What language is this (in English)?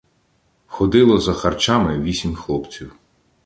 Ukrainian